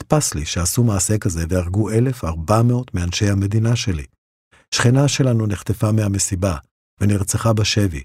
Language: Hebrew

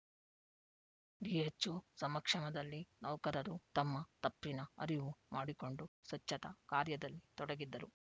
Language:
Kannada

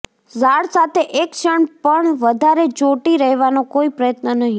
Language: Gujarati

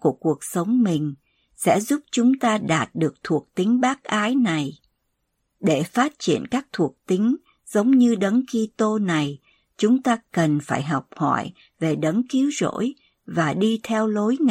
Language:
Vietnamese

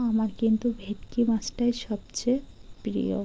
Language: Bangla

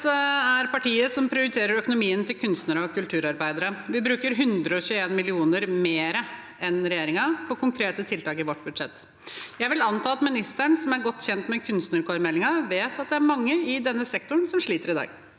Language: Norwegian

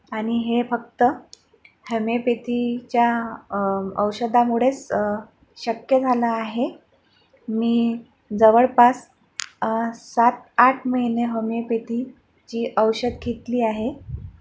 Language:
Marathi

